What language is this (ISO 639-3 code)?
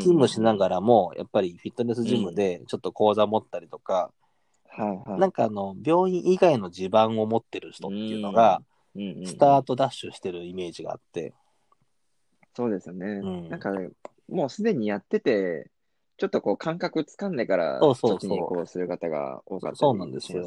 jpn